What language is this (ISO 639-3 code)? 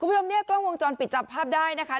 tha